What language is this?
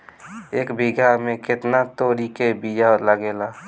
Bhojpuri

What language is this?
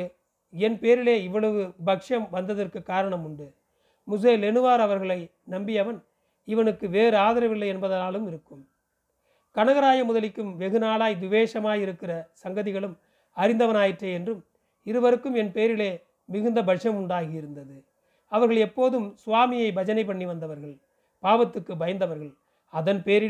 Tamil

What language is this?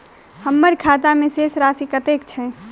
Maithili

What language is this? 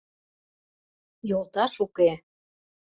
Mari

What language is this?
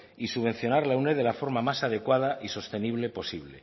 Spanish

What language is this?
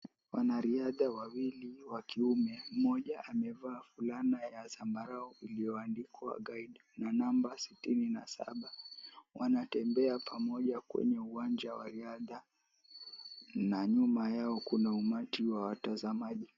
Swahili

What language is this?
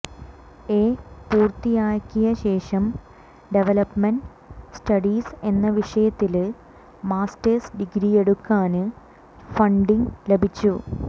Malayalam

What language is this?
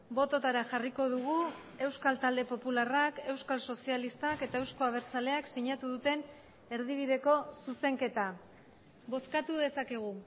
Basque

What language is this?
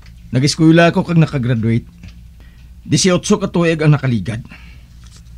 Filipino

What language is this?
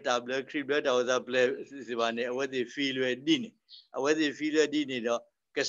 Thai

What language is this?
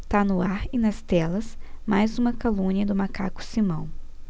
Portuguese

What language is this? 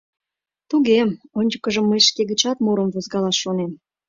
Mari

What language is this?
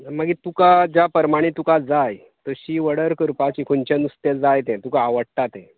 Konkani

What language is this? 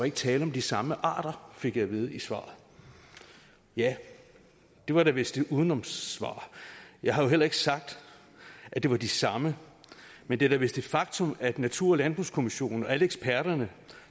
Danish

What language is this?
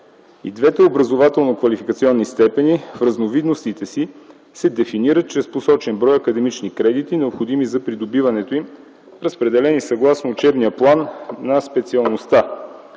Bulgarian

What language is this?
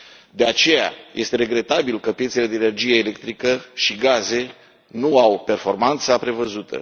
Romanian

